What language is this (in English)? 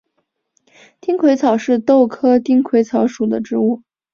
Chinese